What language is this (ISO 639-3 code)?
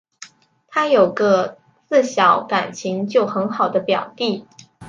zho